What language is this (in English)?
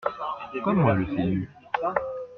French